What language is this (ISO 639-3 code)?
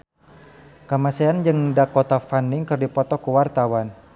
sun